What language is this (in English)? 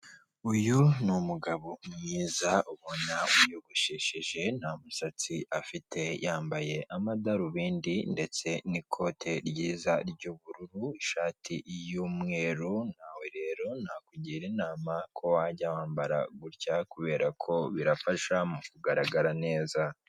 Kinyarwanda